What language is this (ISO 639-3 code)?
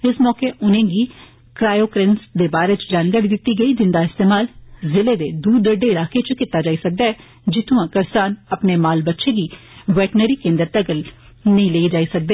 doi